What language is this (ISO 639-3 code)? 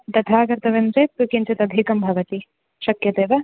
san